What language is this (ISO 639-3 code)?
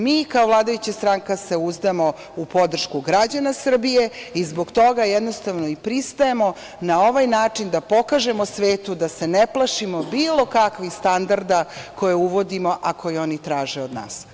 srp